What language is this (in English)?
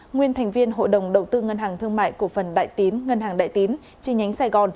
Vietnamese